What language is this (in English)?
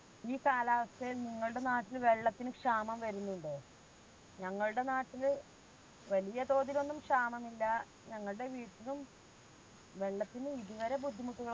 Malayalam